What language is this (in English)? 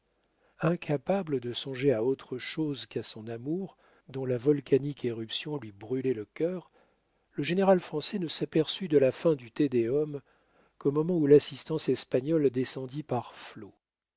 French